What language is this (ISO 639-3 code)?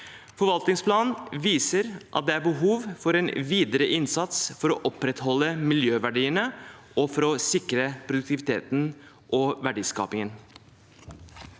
nor